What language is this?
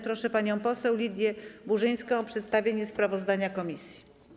Polish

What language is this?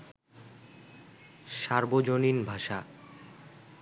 Bangla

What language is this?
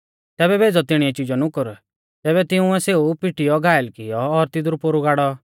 Mahasu Pahari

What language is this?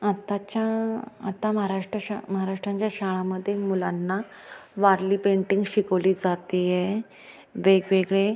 Marathi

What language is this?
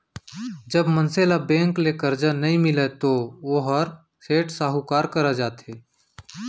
Chhattisgarhi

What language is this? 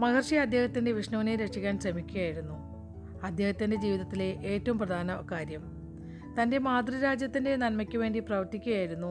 Malayalam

